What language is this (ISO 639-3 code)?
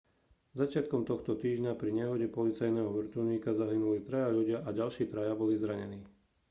slk